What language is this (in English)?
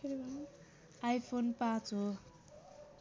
Nepali